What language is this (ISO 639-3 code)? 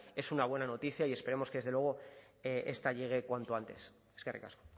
spa